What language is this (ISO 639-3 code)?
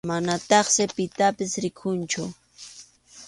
qxu